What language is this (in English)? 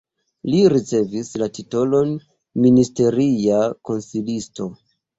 Esperanto